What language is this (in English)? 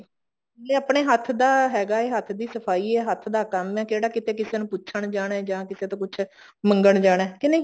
Punjabi